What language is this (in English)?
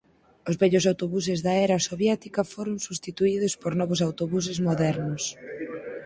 Galician